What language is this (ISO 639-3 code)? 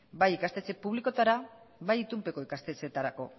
eus